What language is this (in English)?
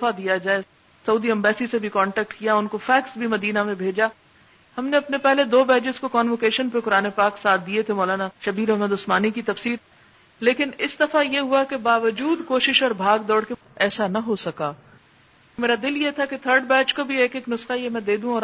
Urdu